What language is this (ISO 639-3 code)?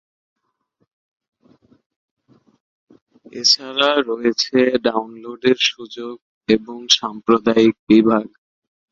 ben